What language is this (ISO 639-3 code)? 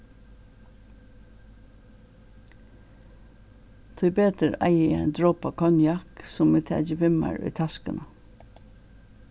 fao